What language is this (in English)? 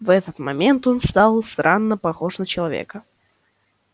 Russian